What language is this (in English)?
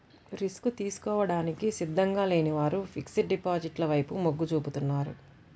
Telugu